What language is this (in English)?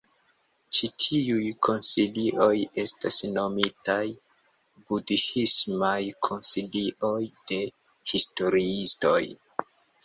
Esperanto